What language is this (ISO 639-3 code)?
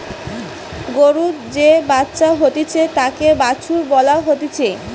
ben